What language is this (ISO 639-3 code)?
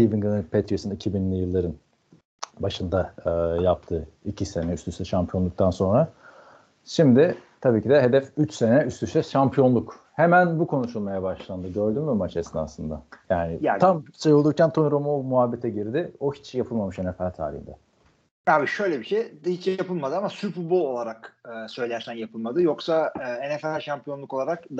tur